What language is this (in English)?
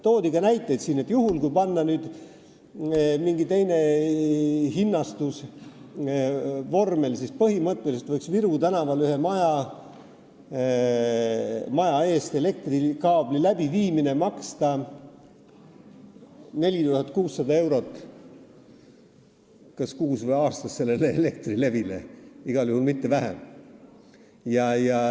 Estonian